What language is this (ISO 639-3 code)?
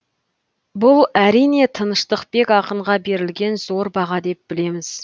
kaz